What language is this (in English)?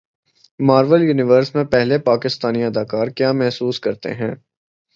Urdu